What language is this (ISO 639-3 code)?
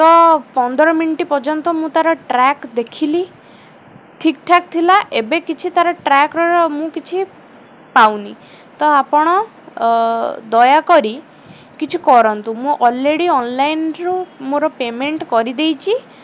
ori